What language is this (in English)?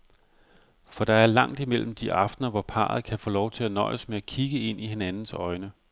Danish